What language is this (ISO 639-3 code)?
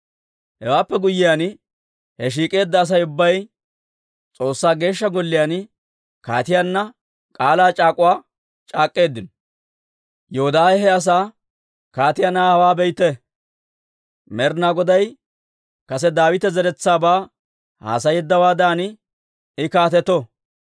dwr